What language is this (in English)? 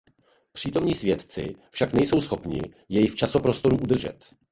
Czech